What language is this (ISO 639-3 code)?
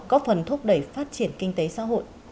vie